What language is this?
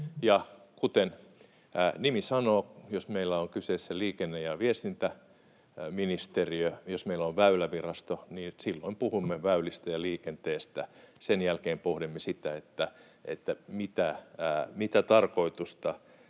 Finnish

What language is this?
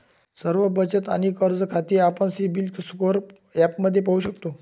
Marathi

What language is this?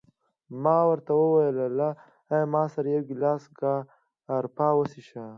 Pashto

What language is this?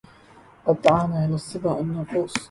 Arabic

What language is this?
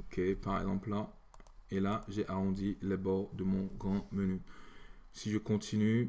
French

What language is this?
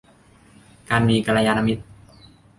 Thai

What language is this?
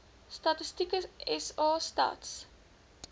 Afrikaans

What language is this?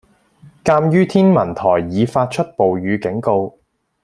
Cantonese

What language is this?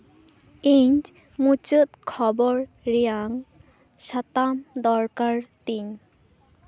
Santali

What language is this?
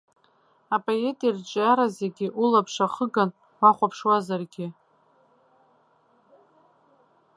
Abkhazian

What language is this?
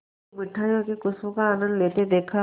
Hindi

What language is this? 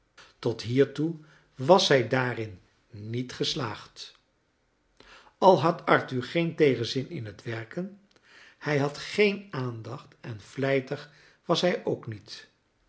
Dutch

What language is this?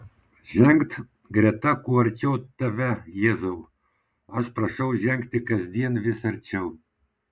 Lithuanian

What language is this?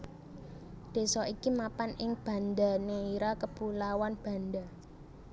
Javanese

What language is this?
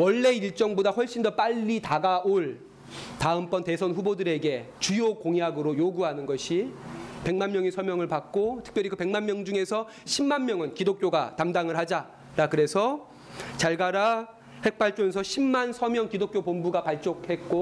Korean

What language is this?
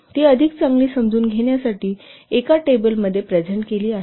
Marathi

